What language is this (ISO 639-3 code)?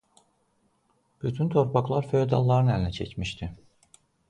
aze